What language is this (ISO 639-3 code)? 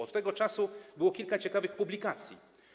pol